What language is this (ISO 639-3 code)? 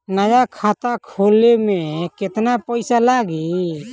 bho